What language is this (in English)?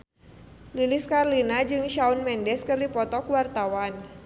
Sundanese